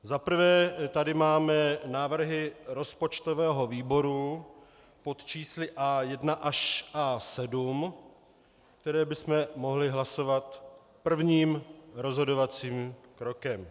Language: Czech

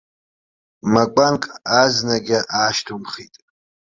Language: Abkhazian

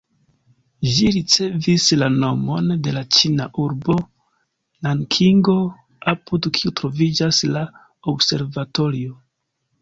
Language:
Esperanto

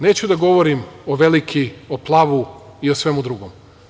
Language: Serbian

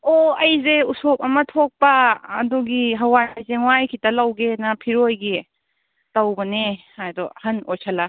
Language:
Manipuri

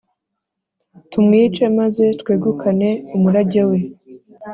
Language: Kinyarwanda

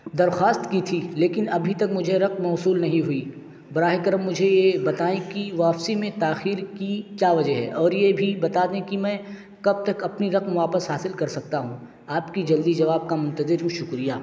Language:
Urdu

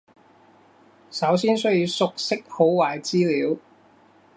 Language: Cantonese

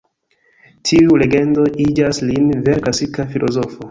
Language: Esperanto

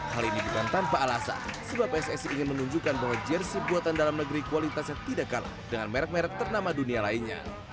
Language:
Indonesian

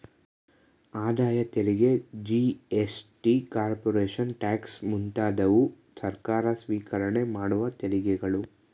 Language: Kannada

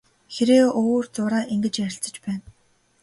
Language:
Mongolian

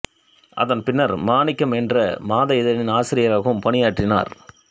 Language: Tamil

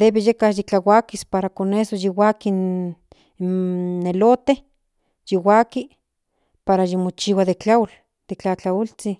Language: Central Nahuatl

